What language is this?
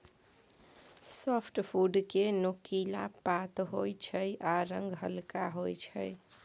Maithili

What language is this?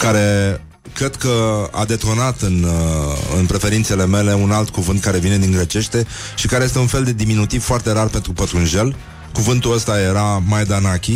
Romanian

